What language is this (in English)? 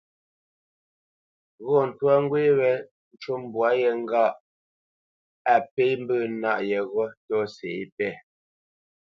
Bamenyam